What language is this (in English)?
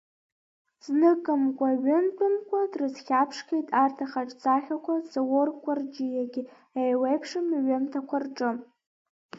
Abkhazian